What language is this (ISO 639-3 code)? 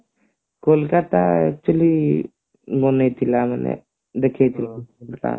ori